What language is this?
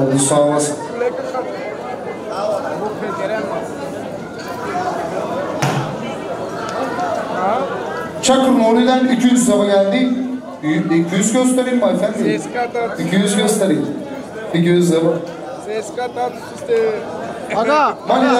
Turkish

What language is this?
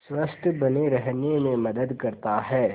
Hindi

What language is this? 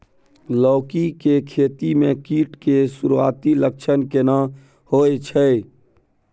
Maithili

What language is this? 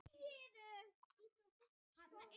Icelandic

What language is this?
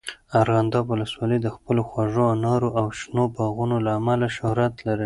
Pashto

